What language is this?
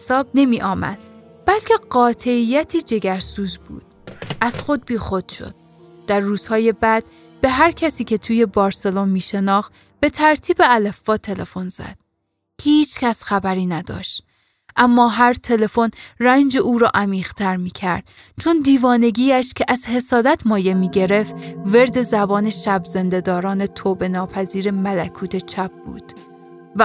Persian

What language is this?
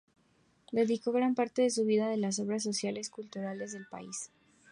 Spanish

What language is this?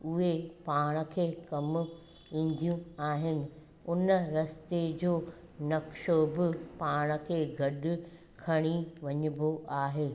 Sindhi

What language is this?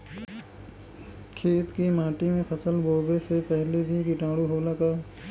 Bhojpuri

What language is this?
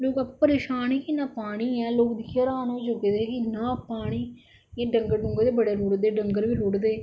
Dogri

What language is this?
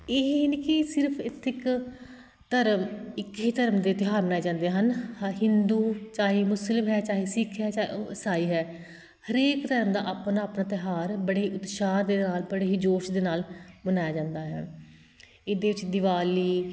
Punjabi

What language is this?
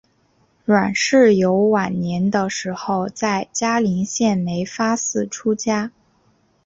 Chinese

